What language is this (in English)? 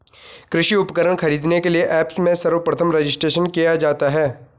Hindi